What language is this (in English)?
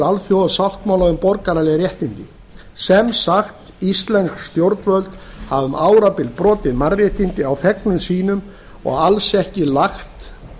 Icelandic